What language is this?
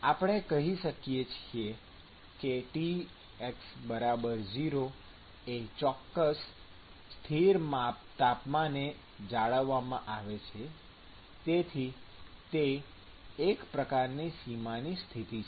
Gujarati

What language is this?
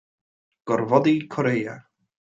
Welsh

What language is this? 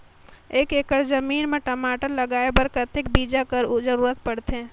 Chhattisgarhi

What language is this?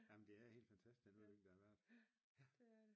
Danish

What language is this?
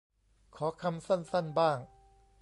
Thai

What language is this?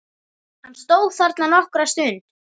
Icelandic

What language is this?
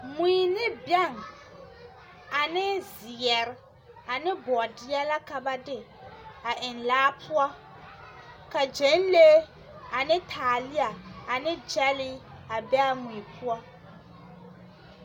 Southern Dagaare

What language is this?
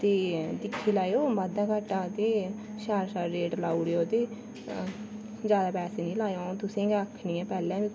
Dogri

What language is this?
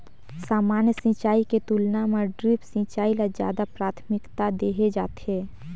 Chhattisgarhi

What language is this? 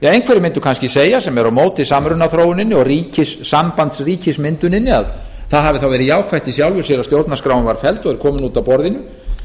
Icelandic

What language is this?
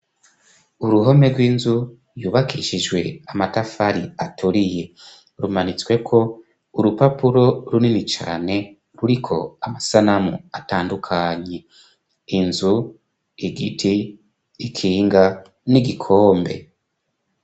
Rundi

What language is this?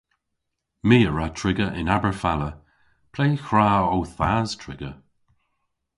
Cornish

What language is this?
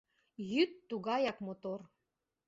Mari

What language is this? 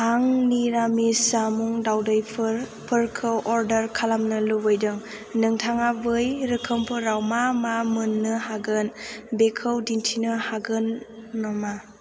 Bodo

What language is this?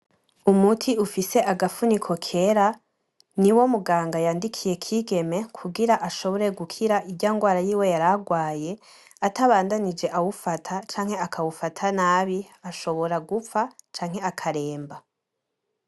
Rundi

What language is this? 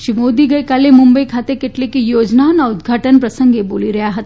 Gujarati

